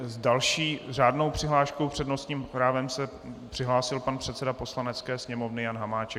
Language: Czech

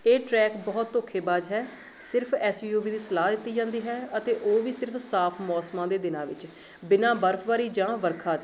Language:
Punjabi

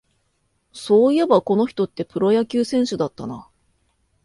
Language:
Japanese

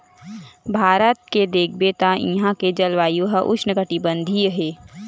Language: Chhattisgarhi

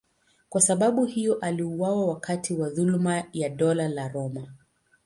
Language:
Swahili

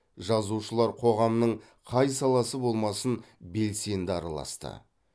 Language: Kazakh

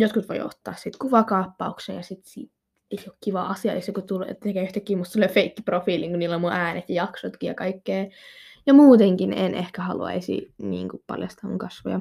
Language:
Finnish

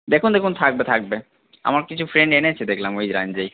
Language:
Bangla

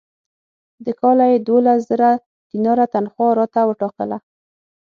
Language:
Pashto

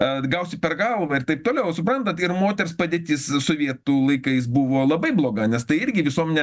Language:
Lithuanian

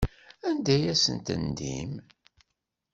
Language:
Kabyle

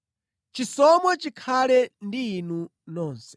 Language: Nyanja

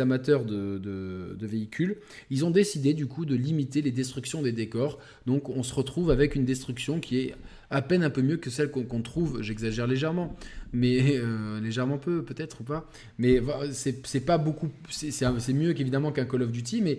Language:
French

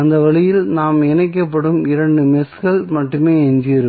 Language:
Tamil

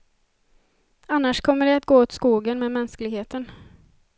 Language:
Swedish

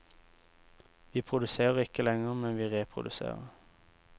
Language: Norwegian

